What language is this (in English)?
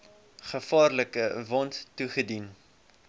Afrikaans